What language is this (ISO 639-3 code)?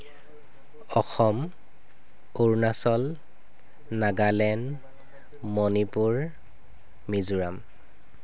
asm